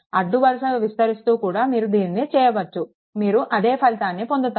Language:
Telugu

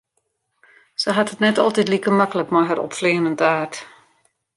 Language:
Western Frisian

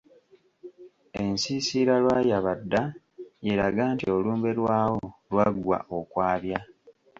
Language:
Ganda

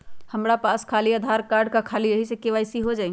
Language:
Magahi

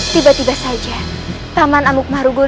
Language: Indonesian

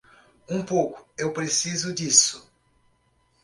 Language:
Portuguese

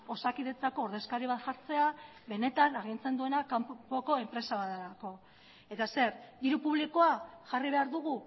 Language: Basque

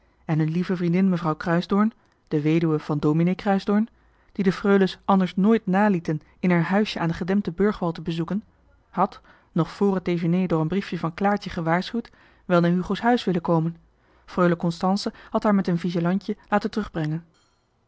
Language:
Dutch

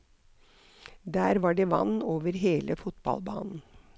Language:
Norwegian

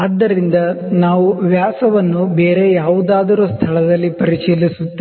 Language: Kannada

